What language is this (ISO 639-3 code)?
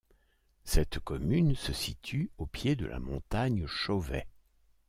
fra